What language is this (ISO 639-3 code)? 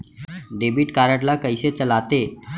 hne